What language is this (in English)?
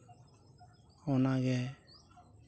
Santali